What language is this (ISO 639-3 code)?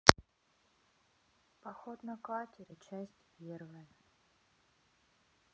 rus